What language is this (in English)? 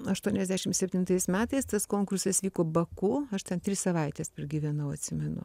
Lithuanian